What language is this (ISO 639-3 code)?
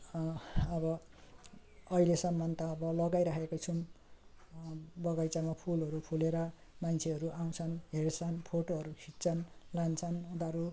nep